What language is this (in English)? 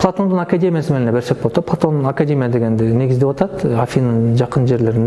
Turkish